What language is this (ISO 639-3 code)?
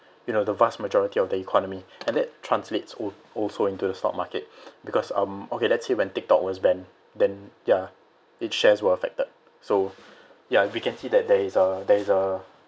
eng